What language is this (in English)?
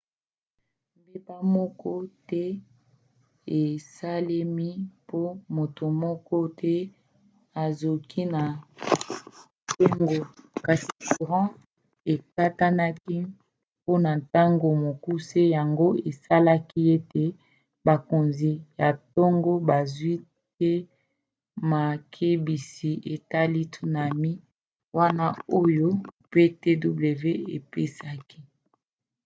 Lingala